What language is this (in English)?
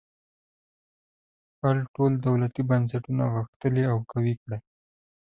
Pashto